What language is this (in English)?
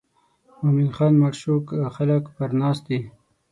Pashto